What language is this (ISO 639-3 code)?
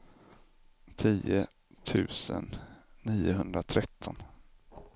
swe